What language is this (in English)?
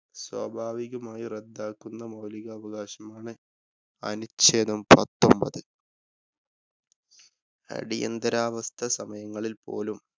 Malayalam